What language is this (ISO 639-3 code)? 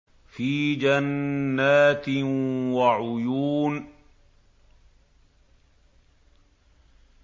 ara